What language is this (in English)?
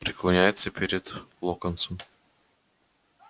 Russian